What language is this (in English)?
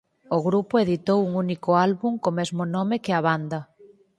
Galician